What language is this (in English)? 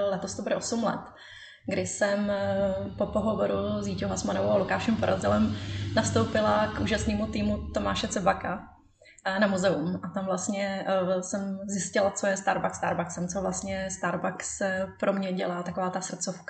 Czech